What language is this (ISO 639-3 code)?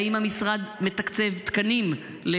heb